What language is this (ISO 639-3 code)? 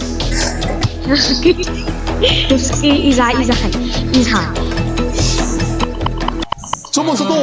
vie